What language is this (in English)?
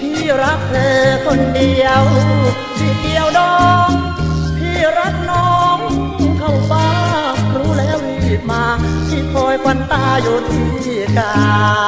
Thai